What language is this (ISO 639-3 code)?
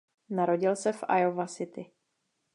ces